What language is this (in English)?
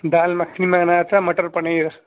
Urdu